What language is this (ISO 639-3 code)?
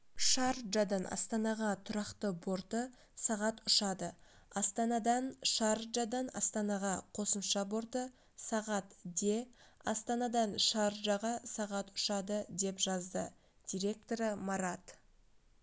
kaz